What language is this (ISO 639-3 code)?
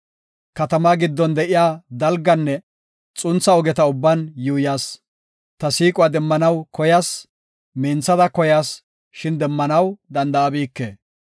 gof